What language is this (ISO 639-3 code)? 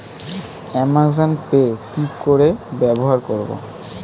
ben